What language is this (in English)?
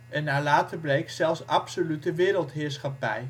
Dutch